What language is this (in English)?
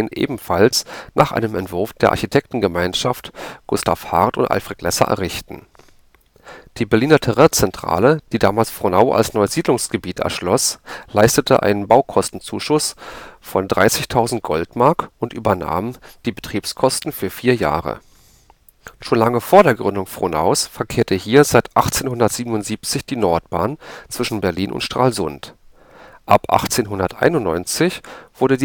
German